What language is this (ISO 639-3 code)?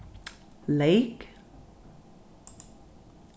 fao